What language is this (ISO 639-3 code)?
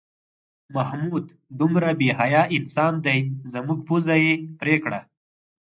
pus